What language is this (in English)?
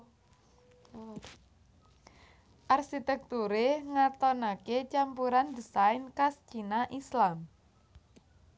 Javanese